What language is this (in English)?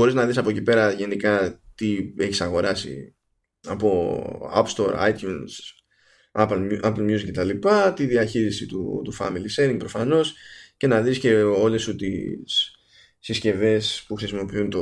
Greek